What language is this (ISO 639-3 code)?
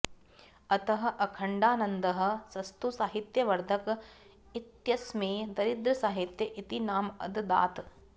san